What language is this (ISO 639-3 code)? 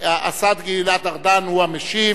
heb